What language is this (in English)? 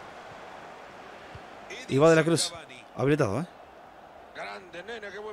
Spanish